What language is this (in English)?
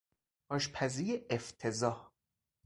Persian